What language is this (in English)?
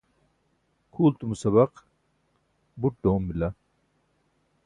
Burushaski